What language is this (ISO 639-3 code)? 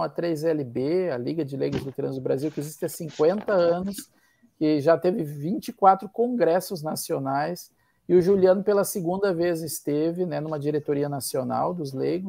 por